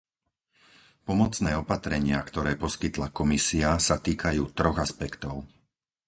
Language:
Slovak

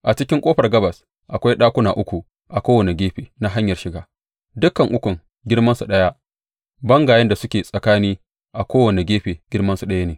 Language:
Hausa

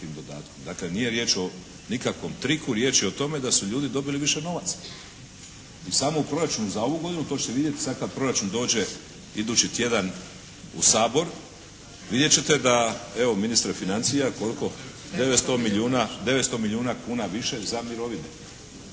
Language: Croatian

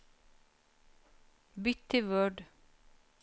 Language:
Norwegian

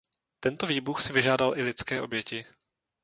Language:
Czech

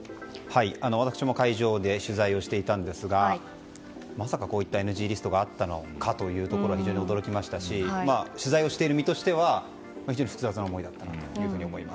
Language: Japanese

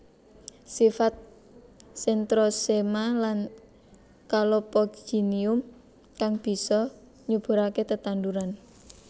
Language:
Javanese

